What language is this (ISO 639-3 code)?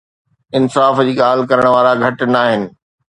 snd